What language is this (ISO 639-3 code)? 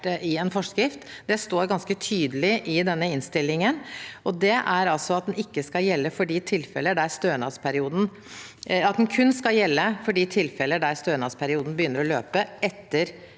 nor